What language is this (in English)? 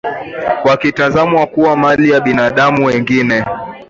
Swahili